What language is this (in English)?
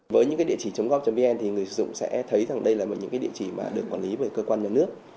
Vietnamese